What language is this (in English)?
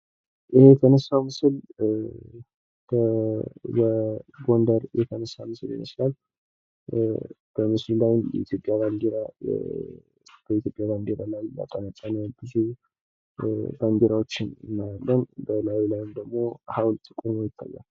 Amharic